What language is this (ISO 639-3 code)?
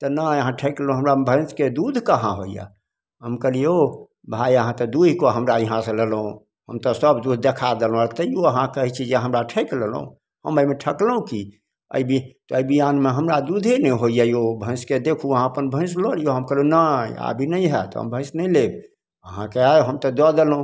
mai